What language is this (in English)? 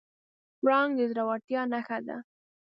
Pashto